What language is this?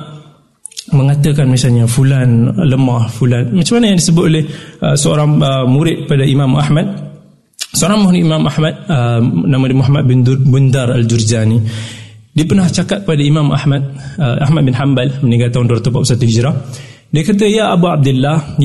Malay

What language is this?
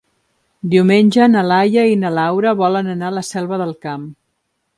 Catalan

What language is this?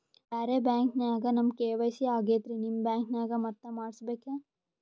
Kannada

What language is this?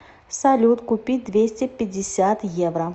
Russian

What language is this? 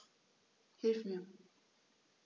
German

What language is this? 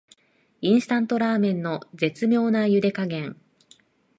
Japanese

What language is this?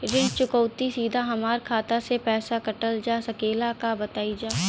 Bhojpuri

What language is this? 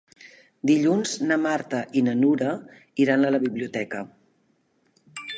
Catalan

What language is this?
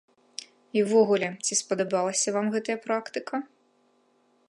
Belarusian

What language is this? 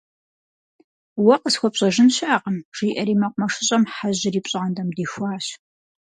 Kabardian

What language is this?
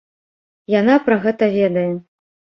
Belarusian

